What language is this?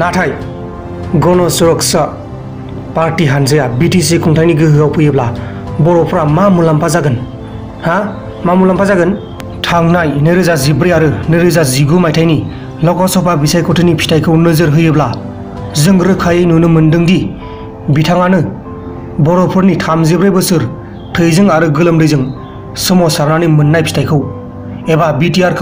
Korean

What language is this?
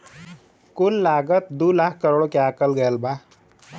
Bhojpuri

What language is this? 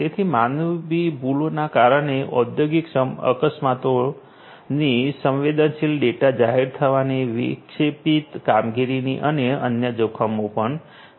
Gujarati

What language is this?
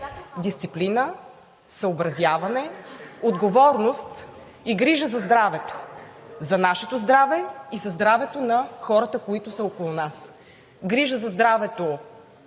Bulgarian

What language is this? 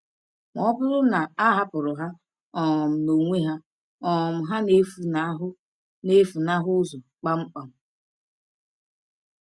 Igbo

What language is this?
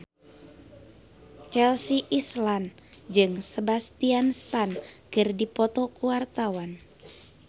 Sundanese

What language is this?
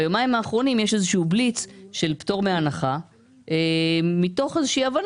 Hebrew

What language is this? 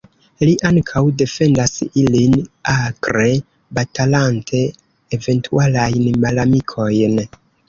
Esperanto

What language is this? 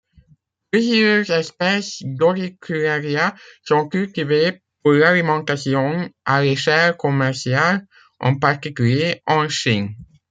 French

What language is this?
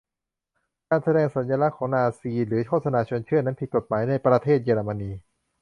Thai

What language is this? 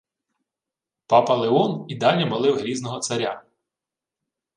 Ukrainian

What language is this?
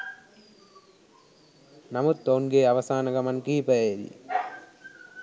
Sinhala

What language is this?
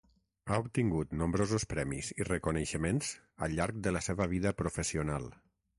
Catalan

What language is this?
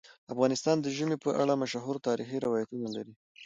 Pashto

